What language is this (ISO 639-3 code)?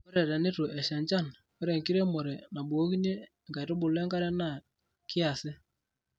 mas